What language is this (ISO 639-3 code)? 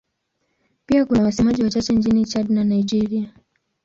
swa